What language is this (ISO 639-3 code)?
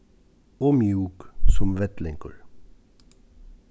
fao